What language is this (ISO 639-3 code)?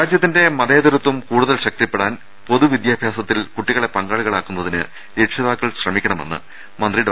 mal